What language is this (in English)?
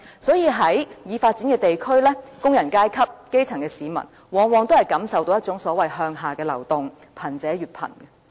Cantonese